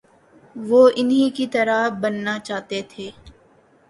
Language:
Urdu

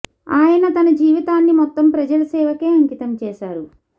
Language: Telugu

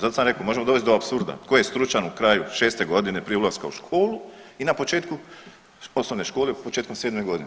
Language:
Croatian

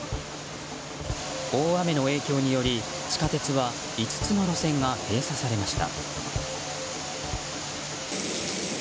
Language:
Japanese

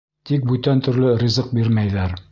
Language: Bashkir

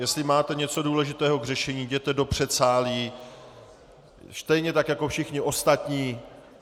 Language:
Czech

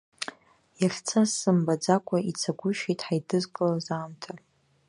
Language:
Abkhazian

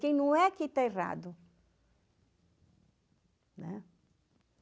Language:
Portuguese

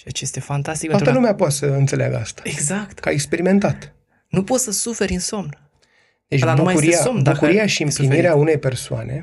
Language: Romanian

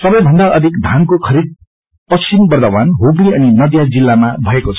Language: Nepali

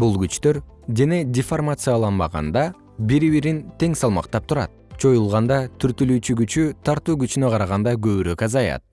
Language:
Kyrgyz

